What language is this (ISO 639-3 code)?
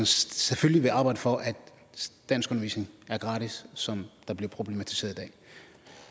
dan